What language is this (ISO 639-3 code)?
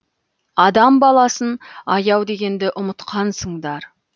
kaz